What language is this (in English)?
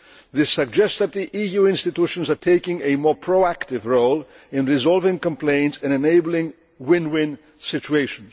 English